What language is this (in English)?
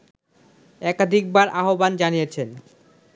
Bangla